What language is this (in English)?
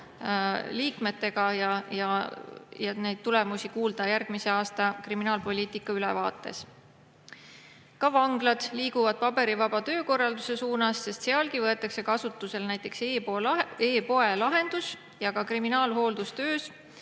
Estonian